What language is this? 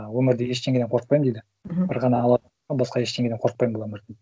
Kazakh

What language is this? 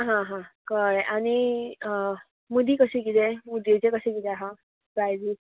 Konkani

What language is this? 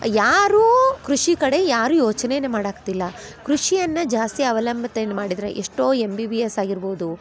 Kannada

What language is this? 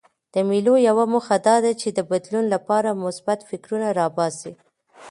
Pashto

